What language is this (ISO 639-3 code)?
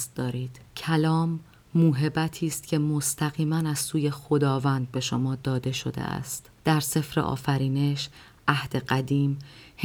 fas